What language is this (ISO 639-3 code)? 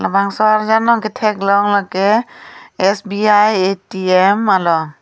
mjw